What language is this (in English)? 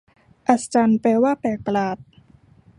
Thai